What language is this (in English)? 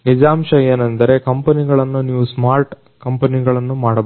Kannada